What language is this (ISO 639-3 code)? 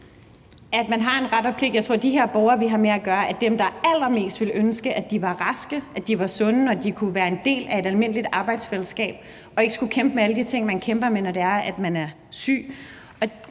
dan